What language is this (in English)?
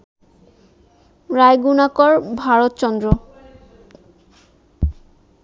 Bangla